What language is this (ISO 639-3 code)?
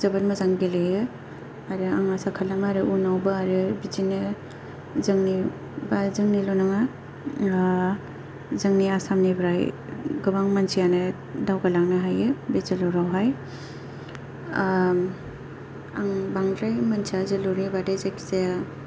brx